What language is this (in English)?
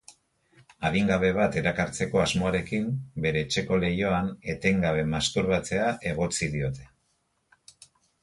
Basque